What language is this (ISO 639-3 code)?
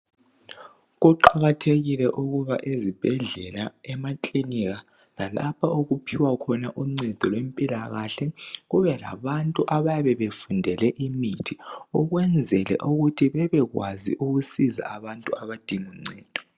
nde